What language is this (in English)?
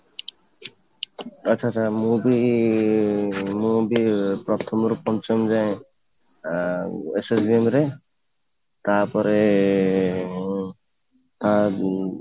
Odia